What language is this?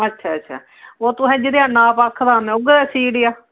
Dogri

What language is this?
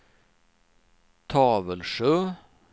Swedish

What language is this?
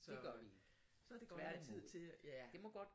Danish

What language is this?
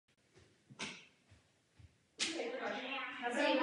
Czech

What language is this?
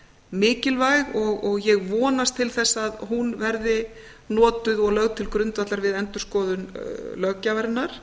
Icelandic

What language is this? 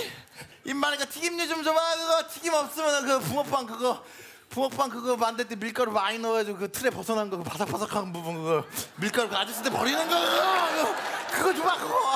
Korean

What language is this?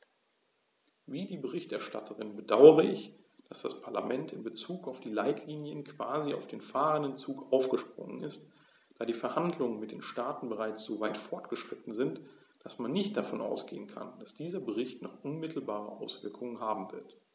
German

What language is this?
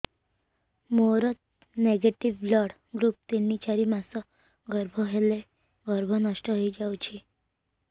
Odia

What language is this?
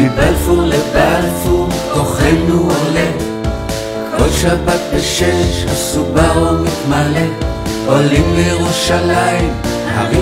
Arabic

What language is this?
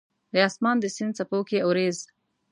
Pashto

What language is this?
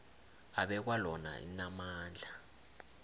South Ndebele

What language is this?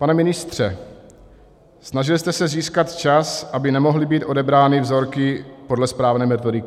Czech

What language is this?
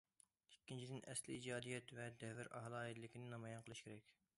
Uyghur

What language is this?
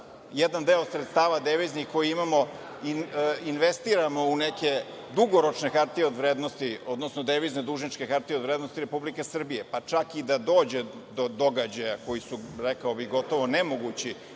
Serbian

